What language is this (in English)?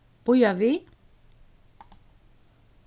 Faroese